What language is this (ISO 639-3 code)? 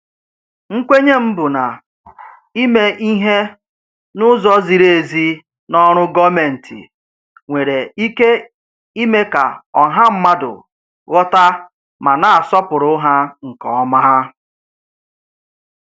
ibo